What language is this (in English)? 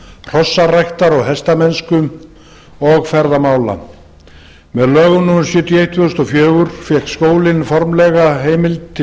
Icelandic